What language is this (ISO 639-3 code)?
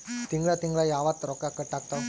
kan